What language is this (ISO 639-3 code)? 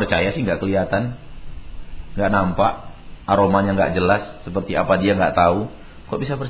msa